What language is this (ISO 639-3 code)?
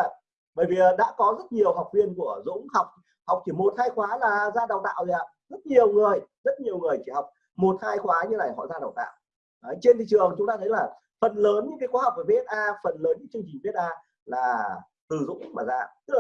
vie